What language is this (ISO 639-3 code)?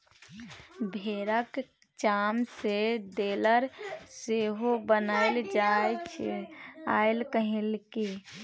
mai